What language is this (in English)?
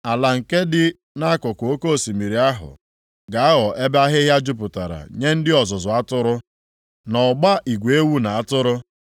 Igbo